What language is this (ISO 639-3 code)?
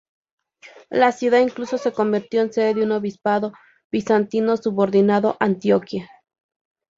spa